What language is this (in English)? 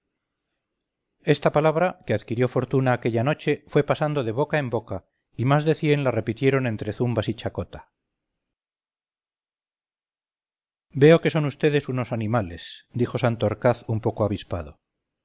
Spanish